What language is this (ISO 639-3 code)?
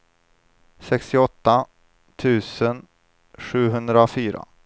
swe